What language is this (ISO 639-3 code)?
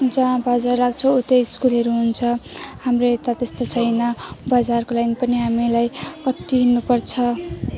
nep